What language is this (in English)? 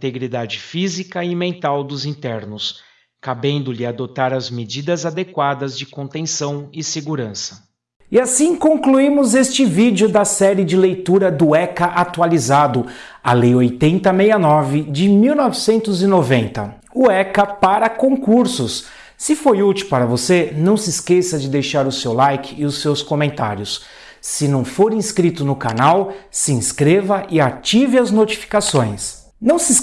Portuguese